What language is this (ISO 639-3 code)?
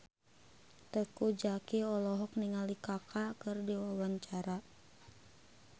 sun